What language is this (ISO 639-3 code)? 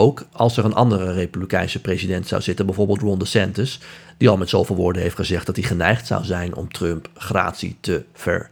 nld